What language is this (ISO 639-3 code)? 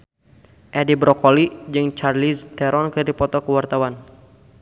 sun